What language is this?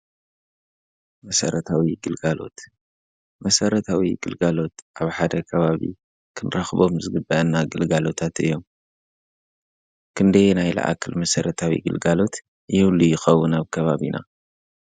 Tigrinya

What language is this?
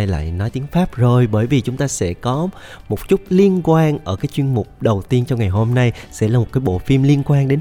Vietnamese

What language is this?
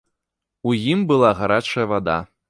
Belarusian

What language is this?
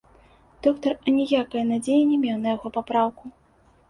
Belarusian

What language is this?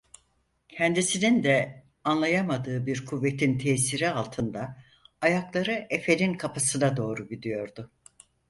Turkish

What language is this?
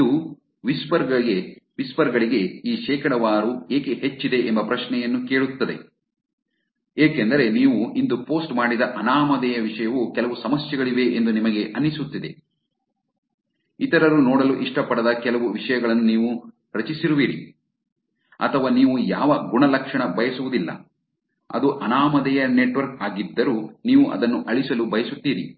Kannada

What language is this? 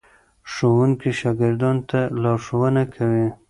Pashto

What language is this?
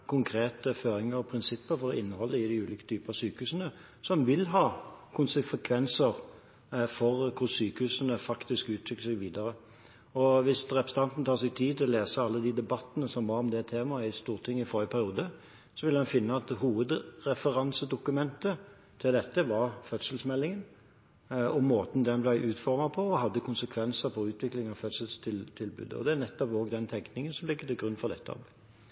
Norwegian Bokmål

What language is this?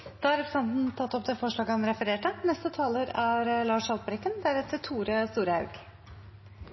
Norwegian Nynorsk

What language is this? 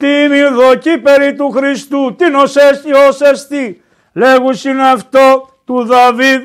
Greek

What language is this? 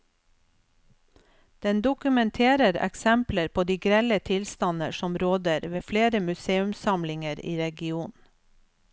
Norwegian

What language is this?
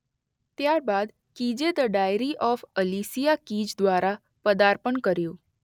Gujarati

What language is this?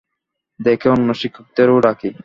Bangla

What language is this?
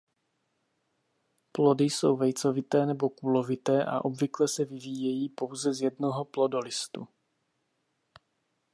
Czech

